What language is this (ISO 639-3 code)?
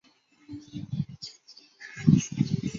zho